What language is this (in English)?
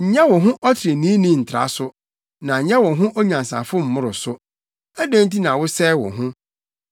Akan